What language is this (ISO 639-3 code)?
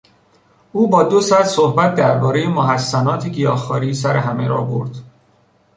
fas